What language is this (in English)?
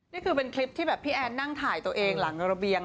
Thai